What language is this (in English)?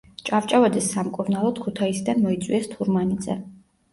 Georgian